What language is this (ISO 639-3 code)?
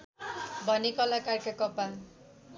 nep